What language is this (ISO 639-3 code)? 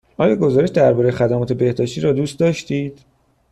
fas